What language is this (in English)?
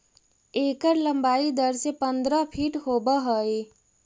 Magahi